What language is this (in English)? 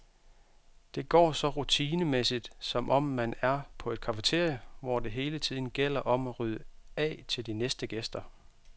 Danish